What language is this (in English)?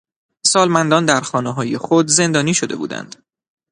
Persian